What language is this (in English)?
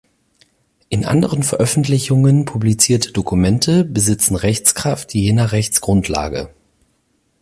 German